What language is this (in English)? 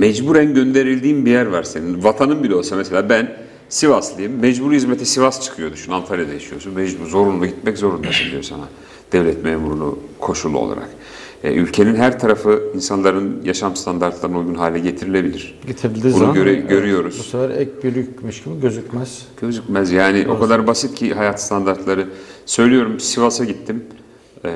Turkish